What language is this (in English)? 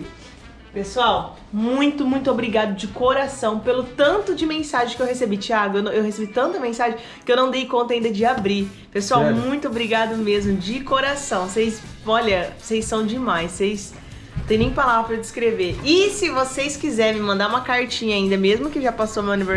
Portuguese